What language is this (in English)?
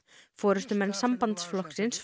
Icelandic